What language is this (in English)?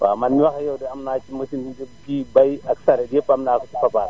Wolof